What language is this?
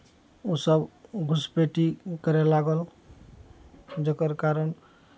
Maithili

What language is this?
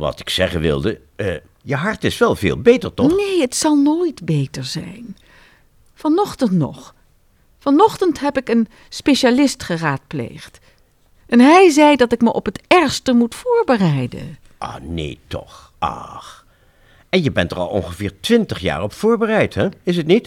Dutch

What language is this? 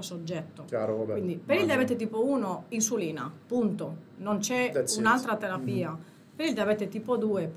Italian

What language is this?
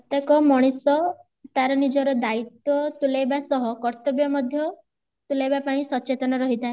Odia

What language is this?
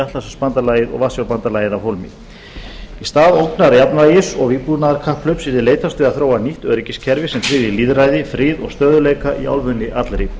Icelandic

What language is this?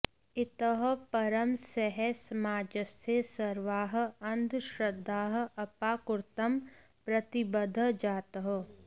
Sanskrit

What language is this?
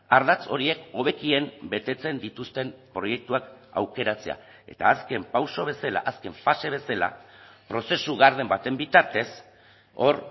Basque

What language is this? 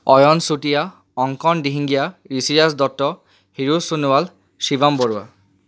Assamese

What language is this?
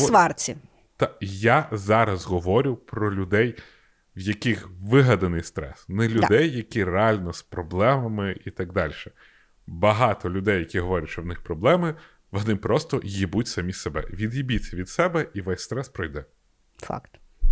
Ukrainian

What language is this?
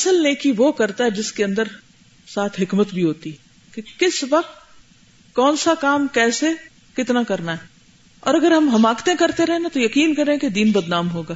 Urdu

